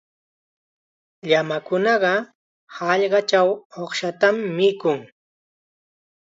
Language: Chiquián Ancash Quechua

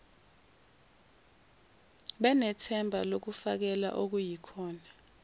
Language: Zulu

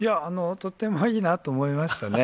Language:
Japanese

